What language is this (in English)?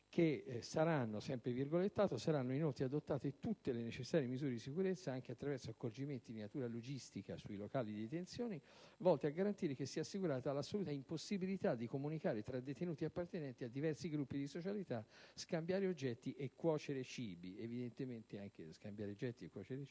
Italian